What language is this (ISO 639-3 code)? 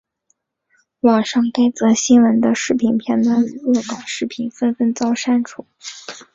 zho